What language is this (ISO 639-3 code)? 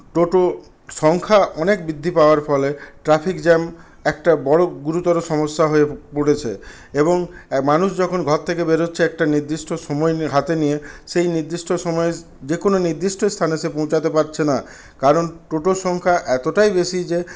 ben